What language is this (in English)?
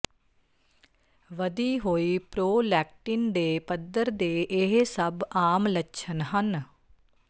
Punjabi